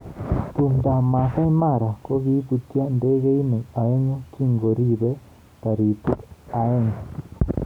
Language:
Kalenjin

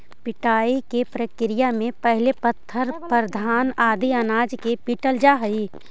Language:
Magahi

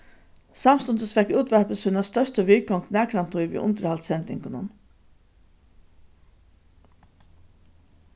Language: Faroese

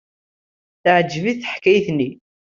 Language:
Kabyle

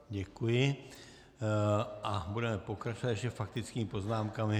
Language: Czech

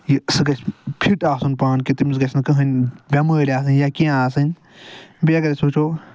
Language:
Kashmiri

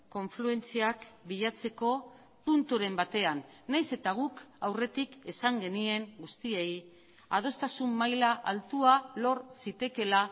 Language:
Basque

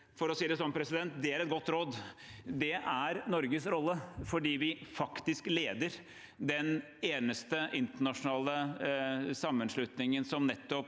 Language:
Norwegian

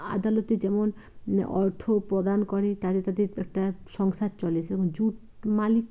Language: Bangla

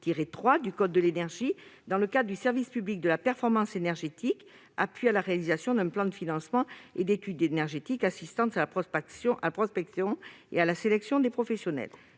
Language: French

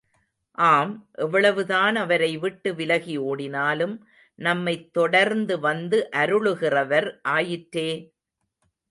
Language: Tamil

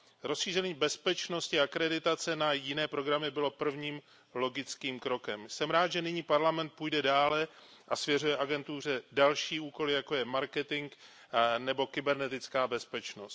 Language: Czech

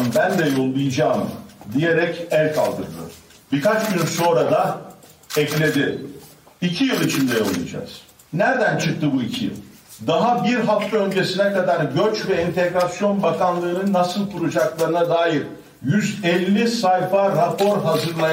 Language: Turkish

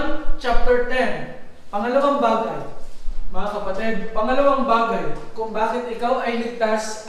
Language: Filipino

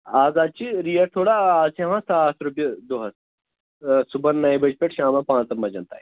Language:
Kashmiri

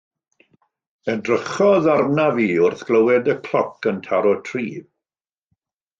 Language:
Welsh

